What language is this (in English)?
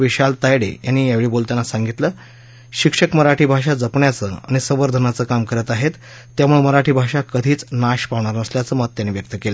Marathi